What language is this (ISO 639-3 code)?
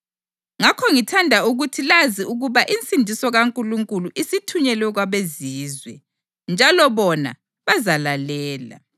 nde